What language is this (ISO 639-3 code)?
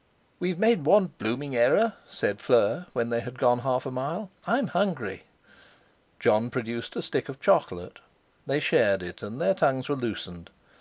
eng